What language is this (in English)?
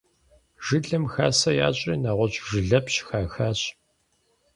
Kabardian